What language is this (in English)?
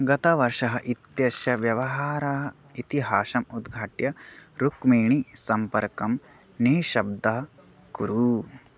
Sanskrit